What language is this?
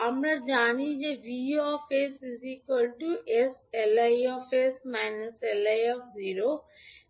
Bangla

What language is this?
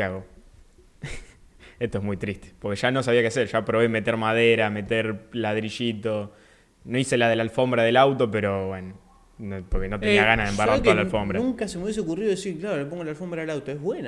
Spanish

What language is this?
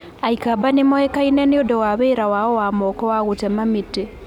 Kikuyu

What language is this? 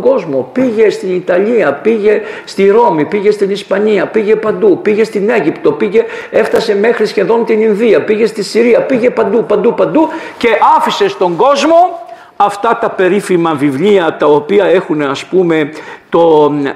Greek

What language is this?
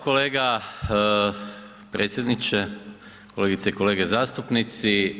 Croatian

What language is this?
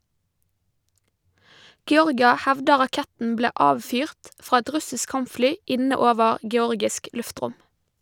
Norwegian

